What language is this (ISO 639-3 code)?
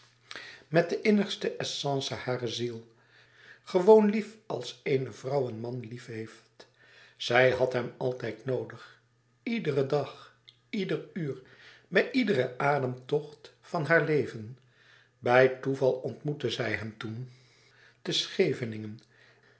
nld